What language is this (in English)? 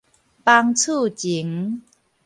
Min Nan Chinese